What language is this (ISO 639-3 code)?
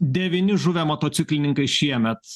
lit